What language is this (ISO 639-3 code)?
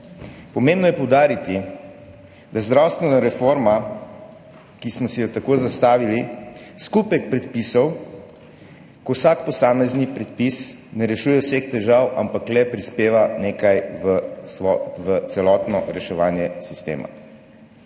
slv